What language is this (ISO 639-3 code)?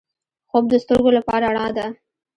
pus